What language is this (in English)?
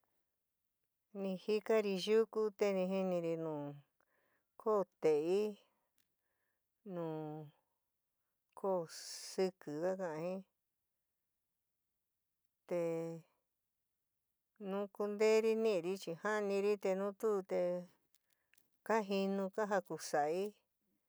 San Miguel El Grande Mixtec